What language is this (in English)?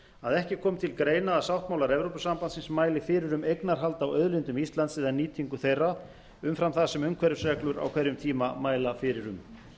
Icelandic